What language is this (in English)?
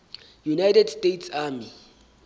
Southern Sotho